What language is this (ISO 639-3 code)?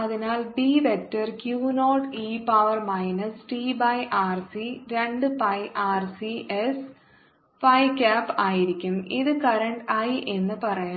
mal